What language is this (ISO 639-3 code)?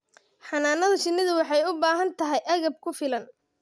som